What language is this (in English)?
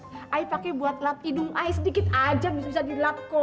Indonesian